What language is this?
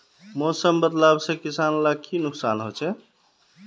Magahi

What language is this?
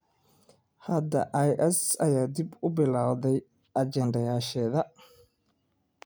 Somali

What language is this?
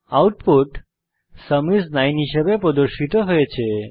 Bangla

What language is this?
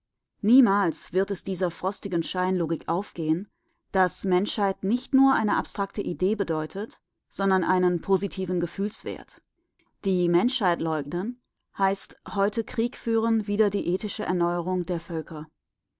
German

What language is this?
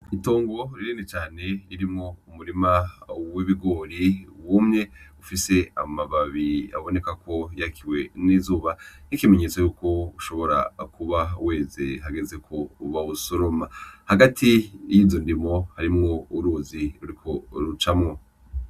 Rundi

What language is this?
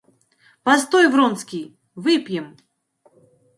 Russian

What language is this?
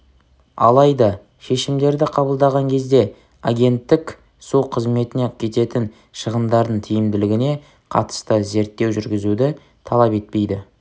Kazakh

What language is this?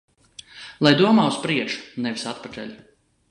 Latvian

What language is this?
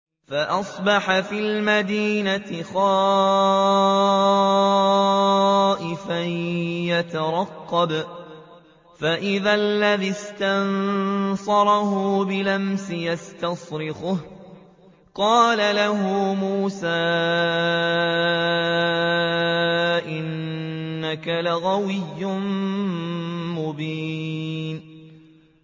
Arabic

